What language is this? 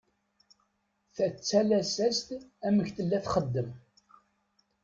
Kabyle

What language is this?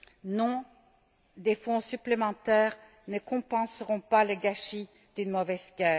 French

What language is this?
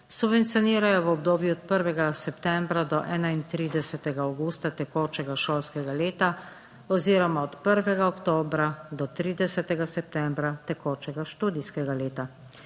Slovenian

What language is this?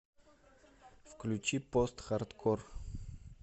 Russian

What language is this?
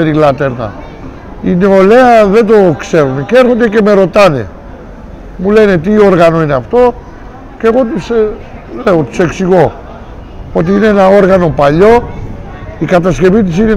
Greek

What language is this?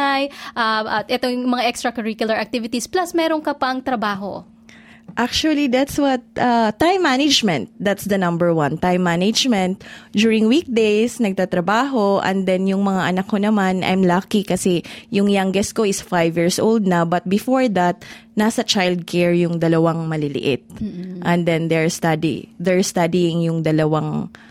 Filipino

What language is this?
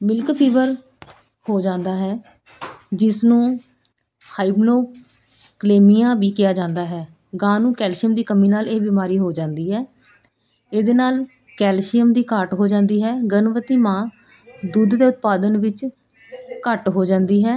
Punjabi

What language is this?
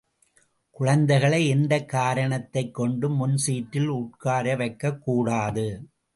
Tamil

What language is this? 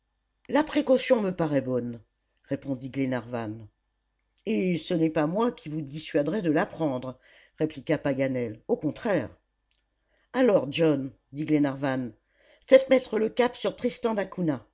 French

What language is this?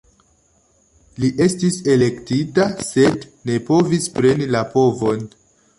Esperanto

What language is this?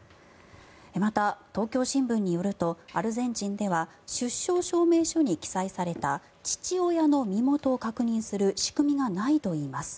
Japanese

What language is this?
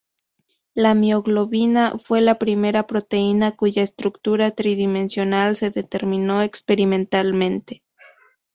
Spanish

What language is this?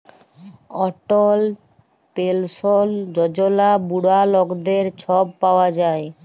Bangla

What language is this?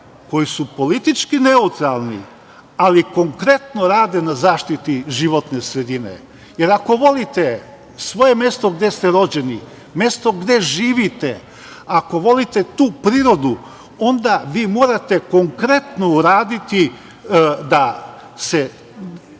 Serbian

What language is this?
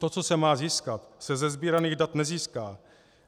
Czech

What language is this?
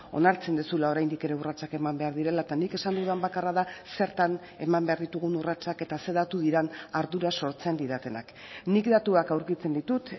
Basque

